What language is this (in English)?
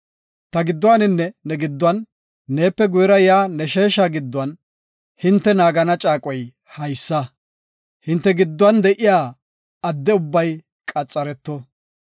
Gofa